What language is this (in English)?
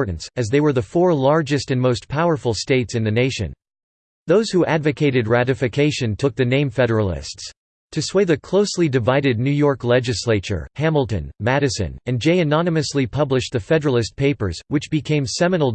English